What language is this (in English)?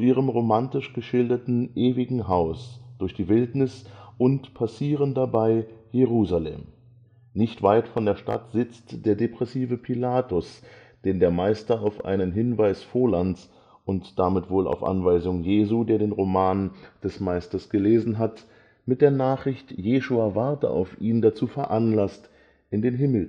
German